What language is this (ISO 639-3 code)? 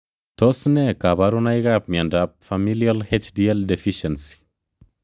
kln